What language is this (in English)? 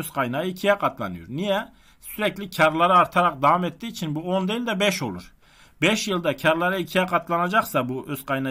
Turkish